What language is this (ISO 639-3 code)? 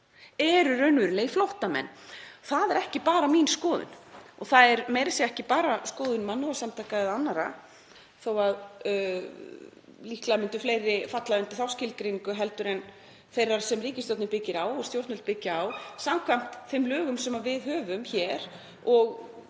isl